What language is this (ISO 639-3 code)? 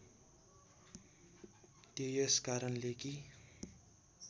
nep